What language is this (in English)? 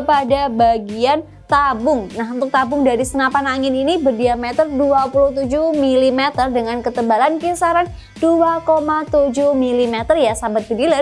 Indonesian